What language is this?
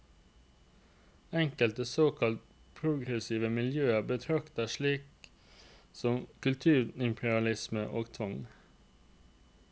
Norwegian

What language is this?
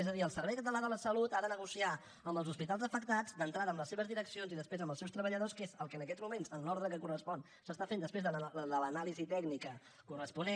Catalan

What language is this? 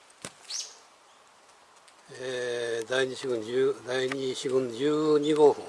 Japanese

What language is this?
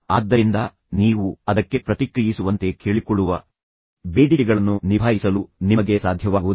Kannada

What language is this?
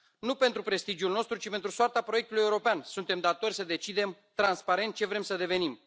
Romanian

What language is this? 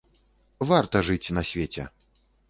Belarusian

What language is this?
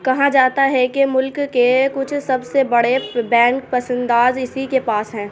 Urdu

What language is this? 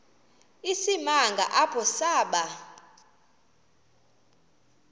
Xhosa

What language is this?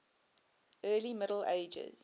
English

